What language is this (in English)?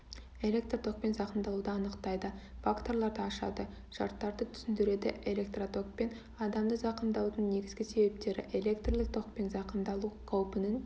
Kazakh